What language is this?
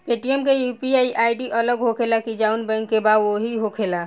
Bhojpuri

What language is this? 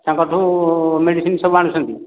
Odia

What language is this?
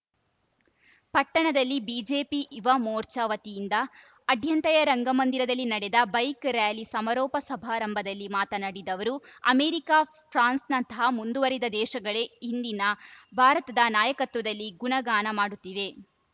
Kannada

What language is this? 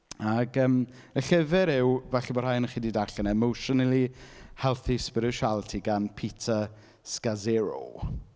Welsh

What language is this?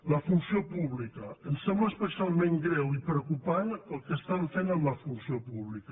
Catalan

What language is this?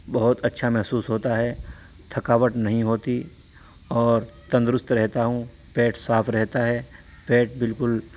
Urdu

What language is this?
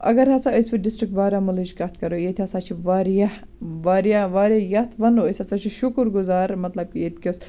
Kashmiri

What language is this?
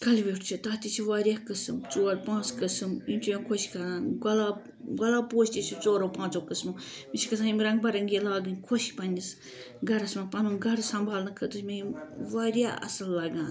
Kashmiri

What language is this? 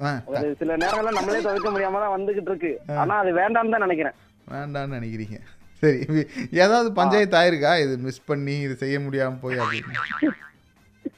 Tamil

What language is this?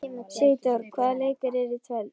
Icelandic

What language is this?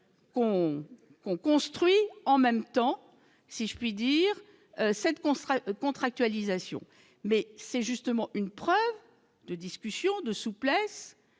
French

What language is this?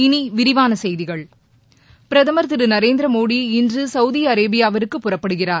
Tamil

